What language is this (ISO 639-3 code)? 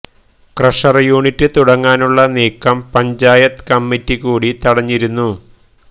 mal